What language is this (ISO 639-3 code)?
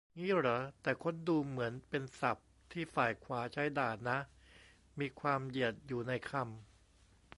tha